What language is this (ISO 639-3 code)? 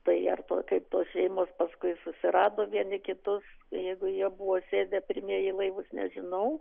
lit